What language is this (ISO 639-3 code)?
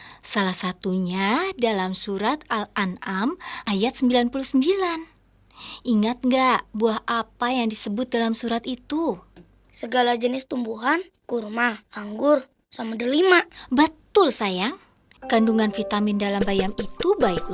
ind